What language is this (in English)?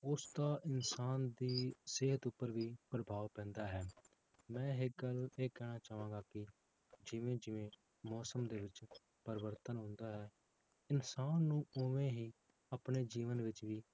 Punjabi